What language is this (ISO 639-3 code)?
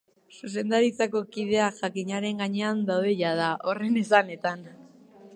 eus